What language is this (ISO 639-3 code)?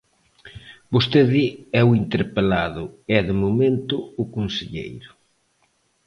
glg